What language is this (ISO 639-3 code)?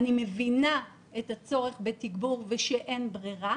heb